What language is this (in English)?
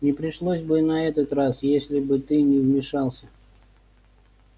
Russian